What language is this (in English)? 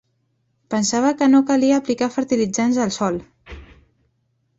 Catalan